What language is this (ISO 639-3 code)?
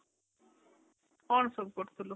ori